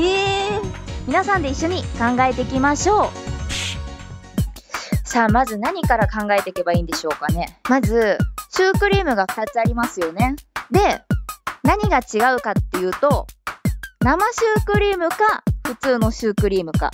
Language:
Japanese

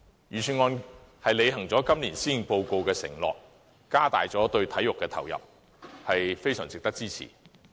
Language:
Cantonese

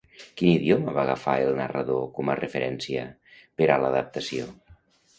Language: Catalan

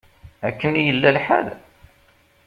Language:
Kabyle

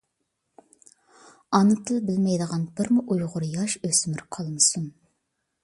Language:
Uyghur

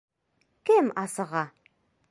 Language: Bashkir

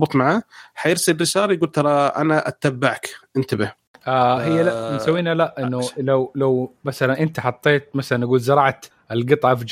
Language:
Arabic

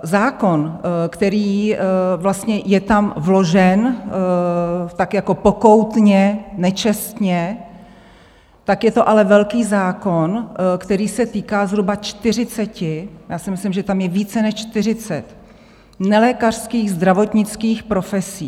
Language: Czech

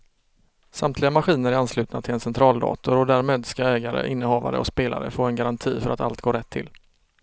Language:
Swedish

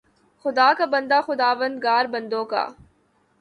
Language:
Urdu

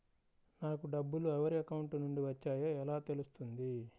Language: Telugu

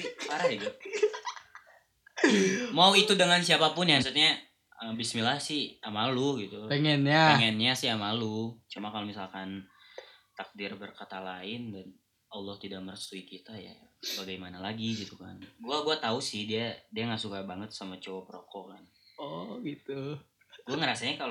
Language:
Indonesian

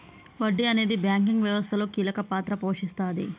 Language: Telugu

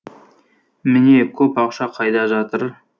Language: Kazakh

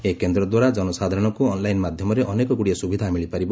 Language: Odia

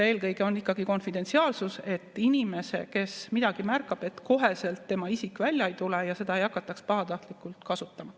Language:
Estonian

